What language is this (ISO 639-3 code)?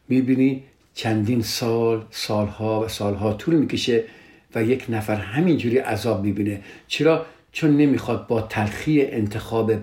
fas